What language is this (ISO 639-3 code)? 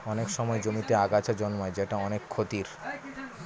ben